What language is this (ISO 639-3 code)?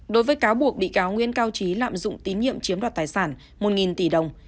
vie